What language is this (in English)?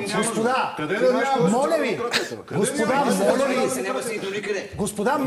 Bulgarian